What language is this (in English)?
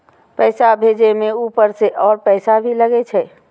Maithili